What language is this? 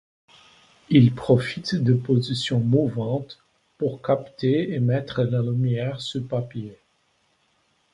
French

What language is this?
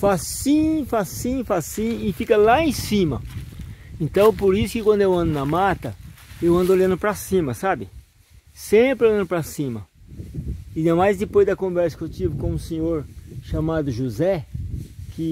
Portuguese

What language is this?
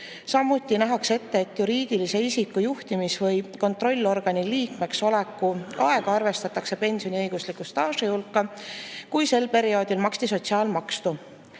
Estonian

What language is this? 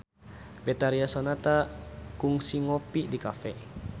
Sundanese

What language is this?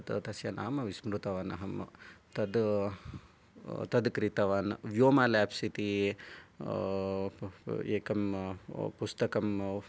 Sanskrit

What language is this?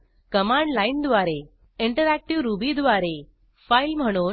Marathi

